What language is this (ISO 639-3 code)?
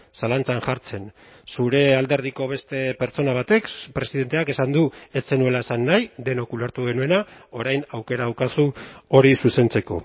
eus